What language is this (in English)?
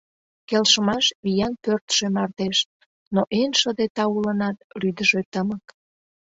Mari